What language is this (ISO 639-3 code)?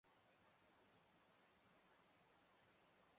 zho